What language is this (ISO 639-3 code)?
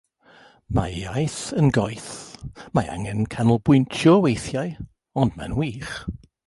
cym